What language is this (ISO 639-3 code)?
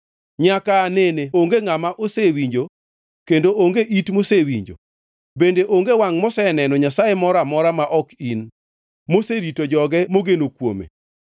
luo